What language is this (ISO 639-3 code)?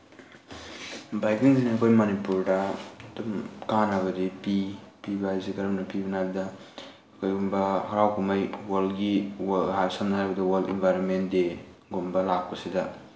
mni